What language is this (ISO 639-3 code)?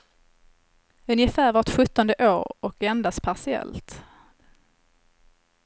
swe